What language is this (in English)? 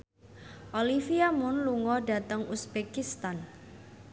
Javanese